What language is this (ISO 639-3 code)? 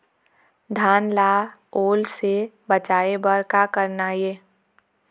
hne